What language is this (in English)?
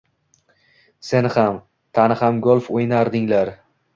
Uzbek